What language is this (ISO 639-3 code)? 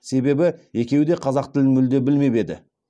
kaz